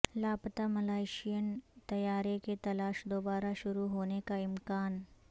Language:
Urdu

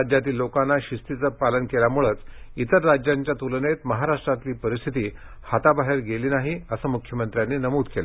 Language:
Marathi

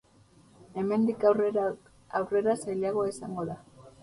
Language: Basque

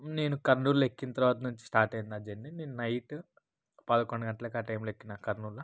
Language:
Telugu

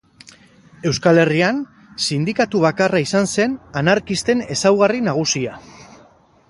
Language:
Basque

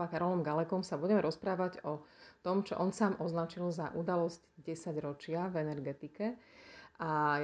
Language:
Slovak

